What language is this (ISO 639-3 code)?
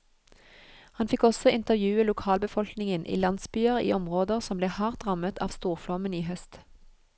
nor